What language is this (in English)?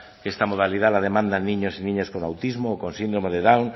Spanish